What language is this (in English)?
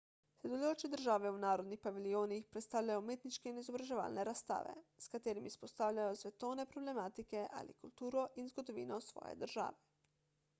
Slovenian